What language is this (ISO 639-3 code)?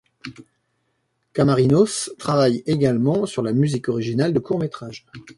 fra